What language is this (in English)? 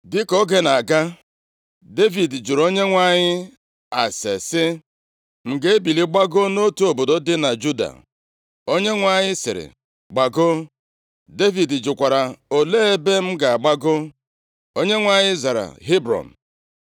Igbo